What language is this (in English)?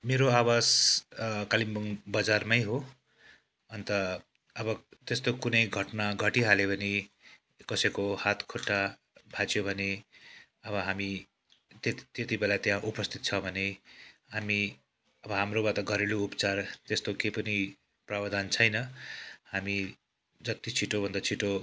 Nepali